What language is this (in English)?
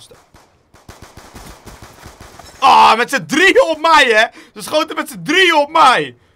Dutch